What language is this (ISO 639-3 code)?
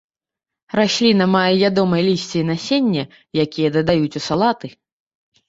bel